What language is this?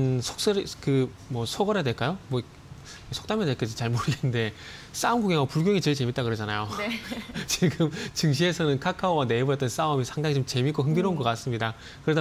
Korean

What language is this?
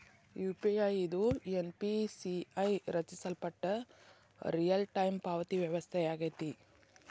Kannada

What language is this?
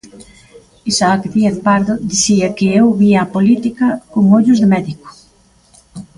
Galician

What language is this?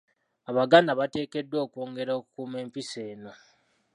Ganda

